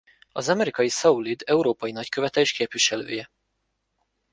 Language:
Hungarian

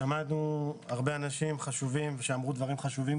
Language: Hebrew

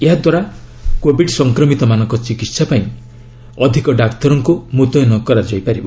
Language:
Odia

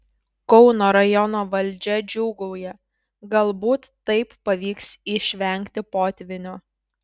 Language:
Lithuanian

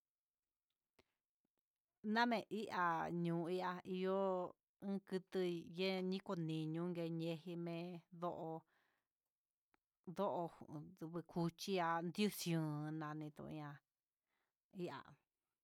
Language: Huitepec Mixtec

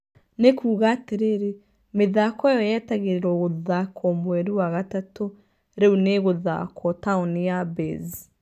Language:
Kikuyu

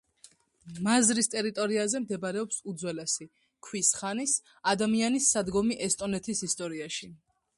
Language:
Georgian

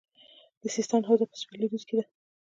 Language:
Pashto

